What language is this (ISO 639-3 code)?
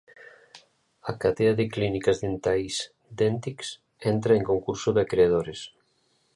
glg